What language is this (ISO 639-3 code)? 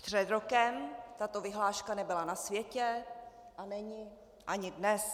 ces